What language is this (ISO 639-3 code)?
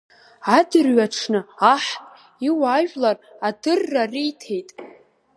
abk